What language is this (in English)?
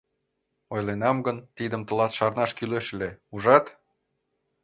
Mari